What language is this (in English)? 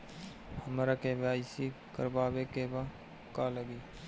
Bhojpuri